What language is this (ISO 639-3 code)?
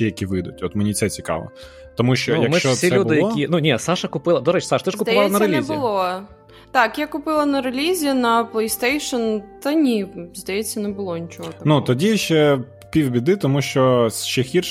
ukr